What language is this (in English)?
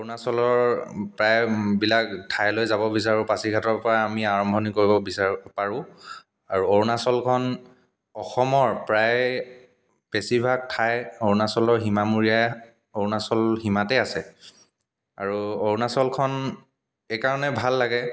Assamese